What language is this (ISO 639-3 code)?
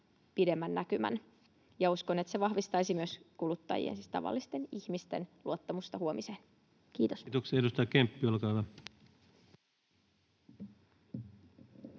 fin